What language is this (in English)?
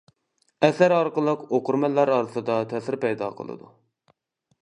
Uyghur